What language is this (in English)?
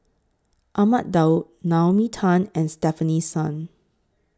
English